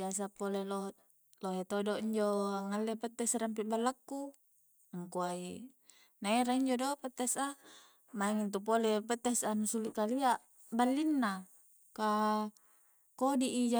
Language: Coastal Konjo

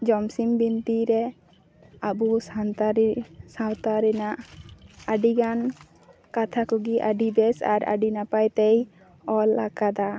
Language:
Santali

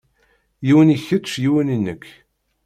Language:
Kabyle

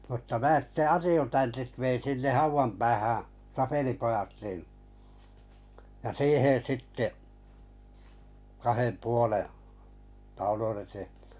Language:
Finnish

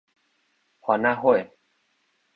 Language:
Min Nan Chinese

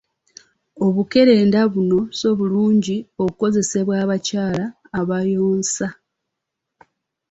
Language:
Ganda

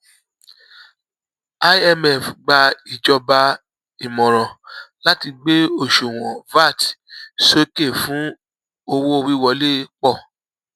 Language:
Yoruba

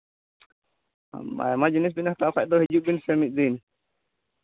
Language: Santali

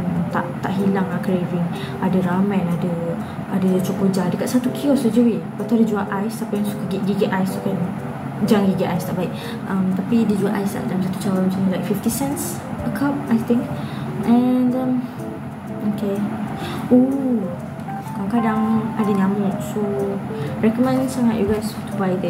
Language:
Malay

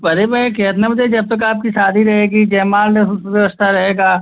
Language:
Hindi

